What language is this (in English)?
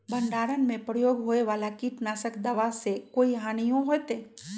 Magahi